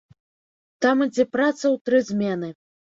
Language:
Belarusian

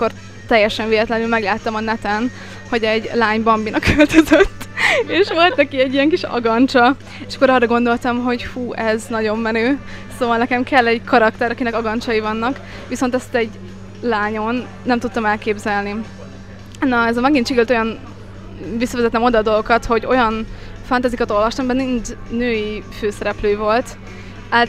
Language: Hungarian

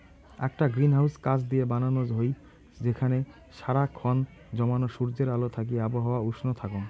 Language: Bangla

